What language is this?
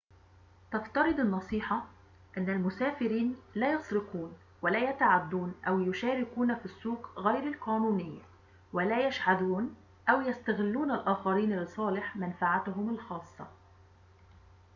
Arabic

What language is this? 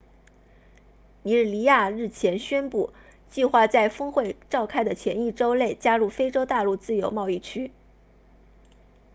Chinese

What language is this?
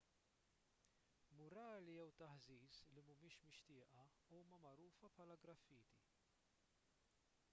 Maltese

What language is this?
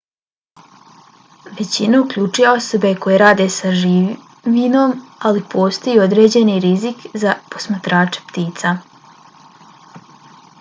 Bosnian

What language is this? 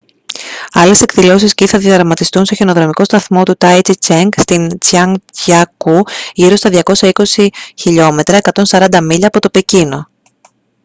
Greek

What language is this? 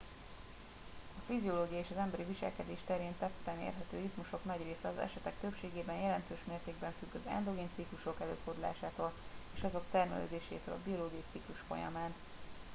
Hungarian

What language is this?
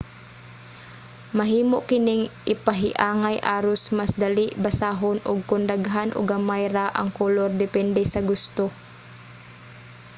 Cebuano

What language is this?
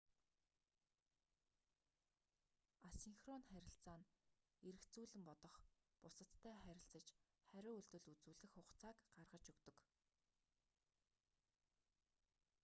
Mongolian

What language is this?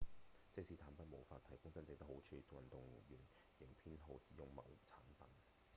Cantonese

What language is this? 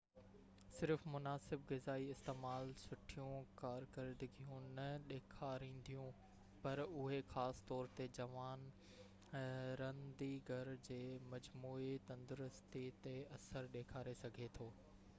Sindhi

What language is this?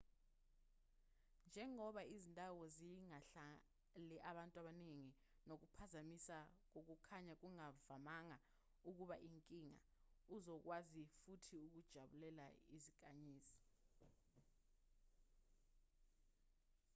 Zulu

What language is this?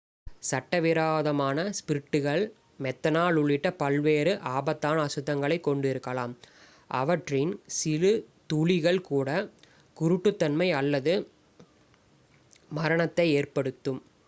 Tamil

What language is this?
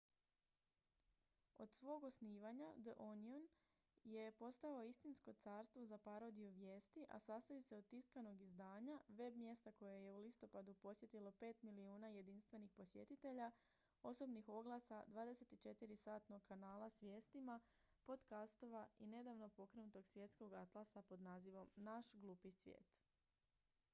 Croatian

